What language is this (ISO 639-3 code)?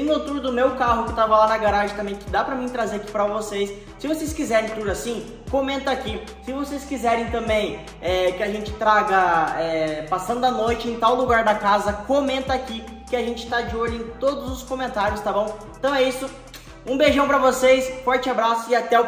por